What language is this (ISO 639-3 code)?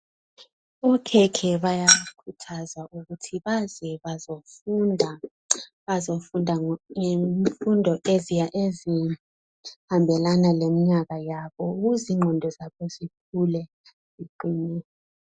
nde